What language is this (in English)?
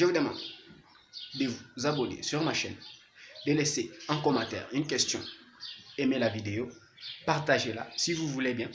French